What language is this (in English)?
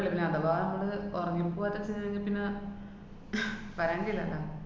Malayalam